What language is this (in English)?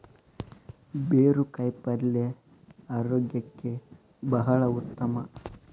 Kannada